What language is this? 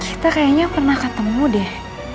Indonesian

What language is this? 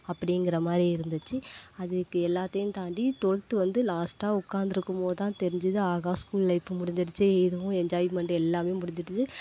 Tamil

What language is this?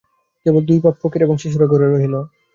Bangla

